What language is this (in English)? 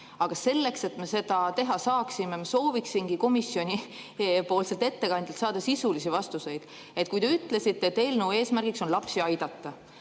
Estonian